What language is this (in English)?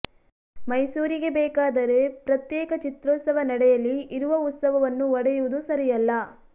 Kannada